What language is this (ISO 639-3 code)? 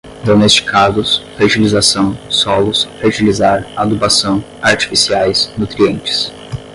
por